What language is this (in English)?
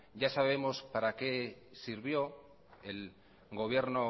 Spanish